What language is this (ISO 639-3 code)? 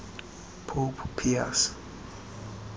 xho